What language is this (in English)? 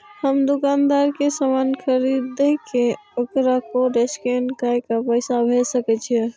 Maithili